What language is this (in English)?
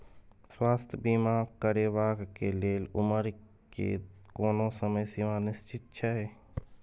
Maithili